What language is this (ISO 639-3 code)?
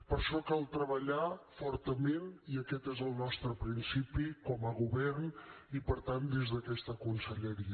cat